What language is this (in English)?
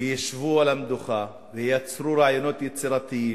Hebrew